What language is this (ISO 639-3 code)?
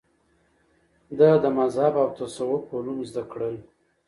pus